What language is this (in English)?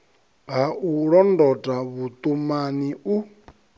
Venda